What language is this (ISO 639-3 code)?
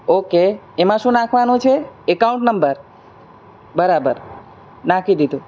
guj